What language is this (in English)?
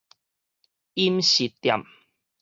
Min Nan Chinese